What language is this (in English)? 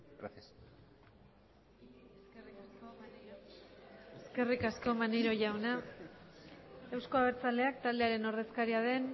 Basque